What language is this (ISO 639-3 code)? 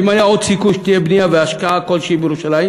heb